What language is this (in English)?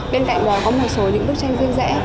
Vietnamese